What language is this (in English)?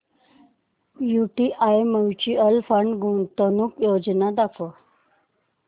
Marathi